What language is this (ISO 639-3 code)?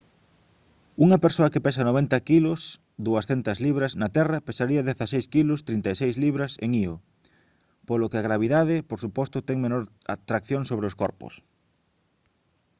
glg